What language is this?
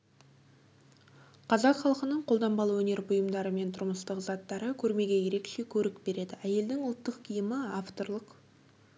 Kazakh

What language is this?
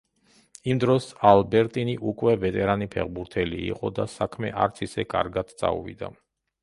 Georgian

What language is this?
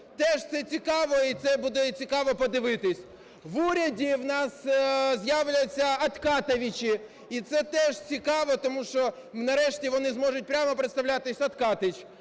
Ukrainian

